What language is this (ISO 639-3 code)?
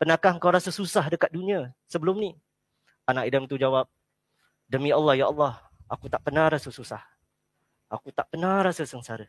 msa